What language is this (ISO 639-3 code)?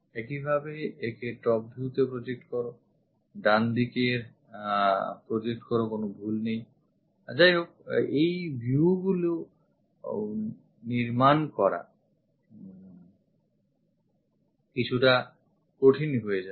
ben